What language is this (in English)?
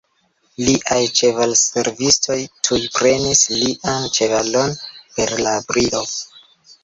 Esperanto